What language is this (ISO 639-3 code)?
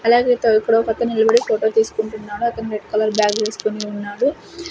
tel